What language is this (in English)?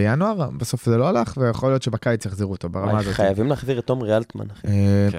Hebrew